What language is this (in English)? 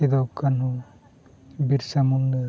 Santali